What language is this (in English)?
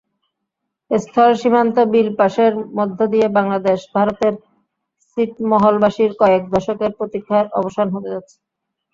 Bangla